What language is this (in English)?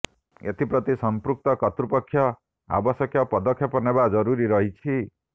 Odia